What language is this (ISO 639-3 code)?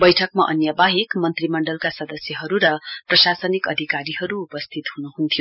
nep